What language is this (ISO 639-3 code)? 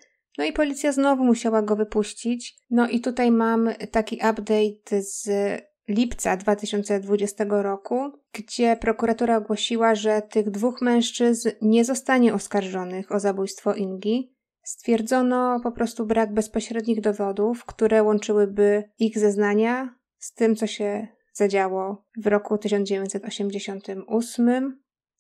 pol